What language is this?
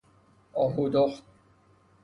Persian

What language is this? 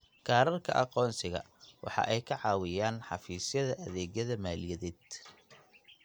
Somali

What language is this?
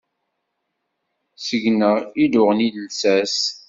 Kabyle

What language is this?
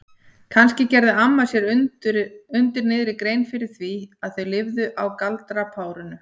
Icelandic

